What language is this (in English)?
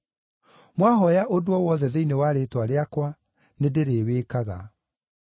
Kikuyu